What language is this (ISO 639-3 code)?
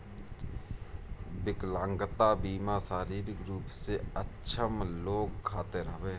bho